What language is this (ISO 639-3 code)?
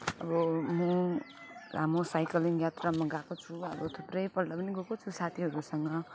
nep